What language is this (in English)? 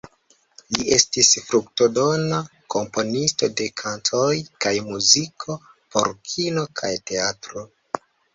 Esperanto